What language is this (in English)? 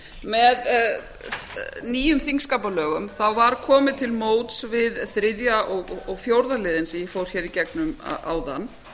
Icelandic